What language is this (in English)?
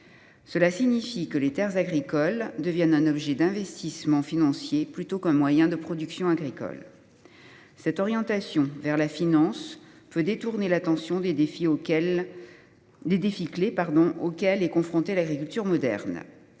French